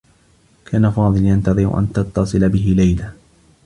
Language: Arabic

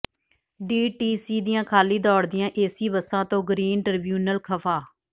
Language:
Punjabi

